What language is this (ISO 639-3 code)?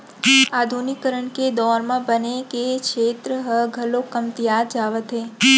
hne